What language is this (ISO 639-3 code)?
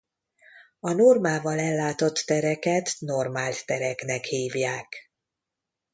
hun